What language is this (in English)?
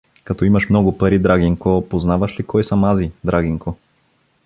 Bulgarian